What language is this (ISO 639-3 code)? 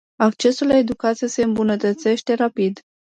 ron